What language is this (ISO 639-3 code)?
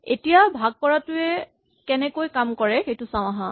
asm